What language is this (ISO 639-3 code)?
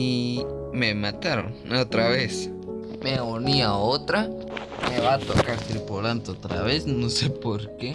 spa